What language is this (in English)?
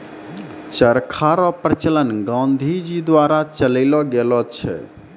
Maithili